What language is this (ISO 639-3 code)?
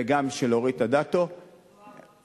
heb